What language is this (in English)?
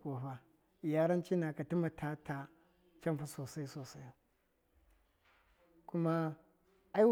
Miya